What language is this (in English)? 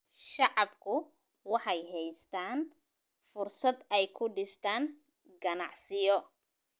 Somali